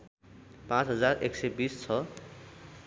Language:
Nepali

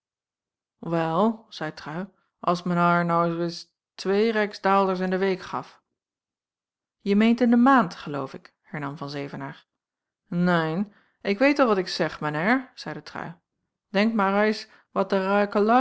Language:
Dutch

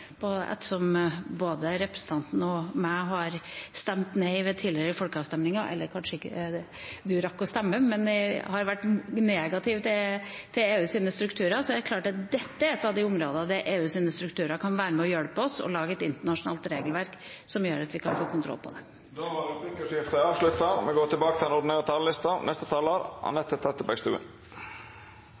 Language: Norwegian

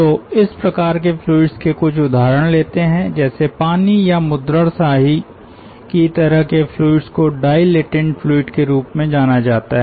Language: Hindi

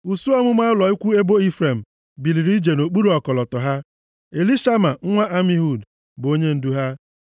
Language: Igbo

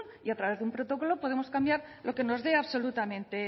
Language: Spanish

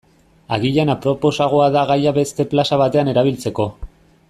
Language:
Basque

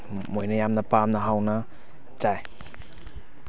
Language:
Manipuri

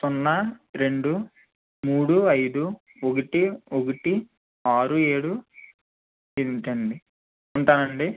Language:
Telugu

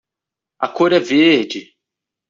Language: Portuguese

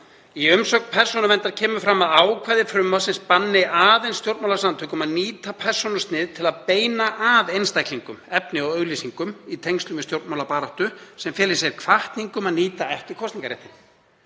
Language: Icelandic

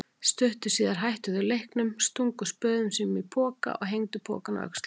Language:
Icelandic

